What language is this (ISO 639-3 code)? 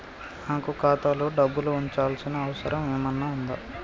tel